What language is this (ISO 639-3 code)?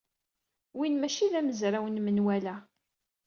kab